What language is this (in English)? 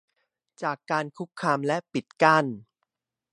Thai